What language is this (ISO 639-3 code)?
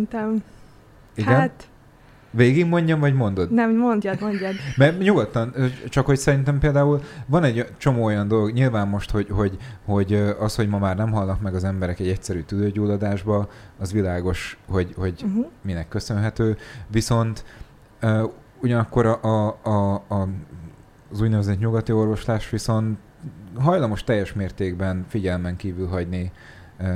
hun